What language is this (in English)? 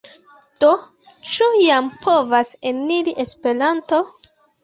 Esperanto